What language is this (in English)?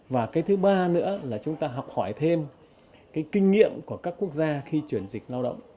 Vietnamese